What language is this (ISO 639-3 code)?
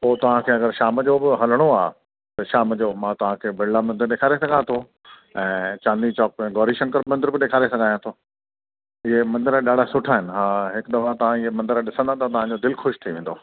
snd